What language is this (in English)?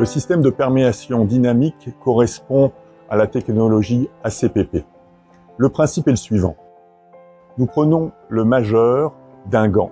French